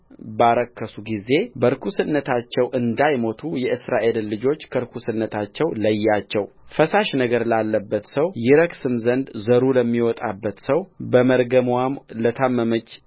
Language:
Amharic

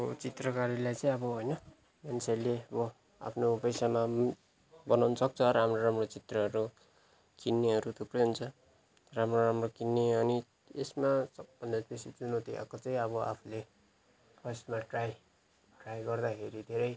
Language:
Nepali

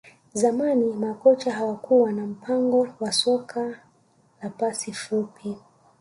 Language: Swahili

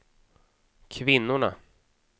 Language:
Swedish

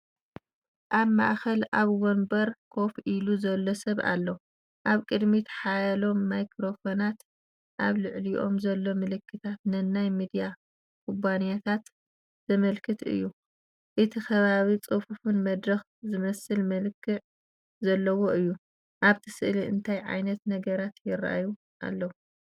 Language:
Tigrinya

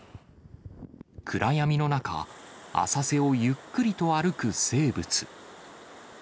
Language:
Japanese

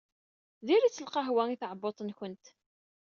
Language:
Kabyle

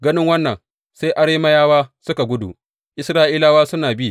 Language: Hausa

